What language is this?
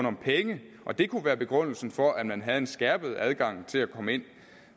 Danish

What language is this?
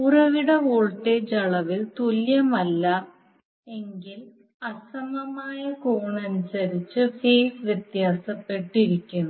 Malayalam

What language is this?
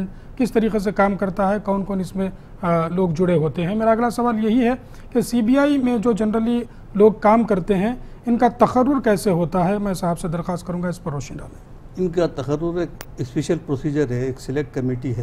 Hindi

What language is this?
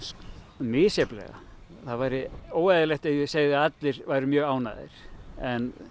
Icelandic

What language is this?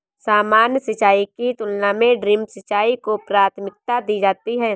Hindi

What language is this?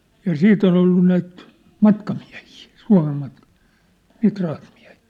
Finnish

